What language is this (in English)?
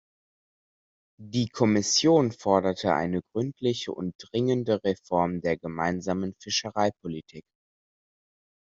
German